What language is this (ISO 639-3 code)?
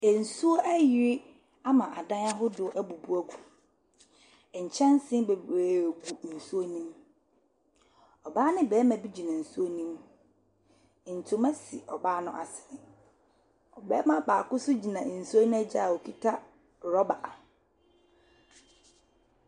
aka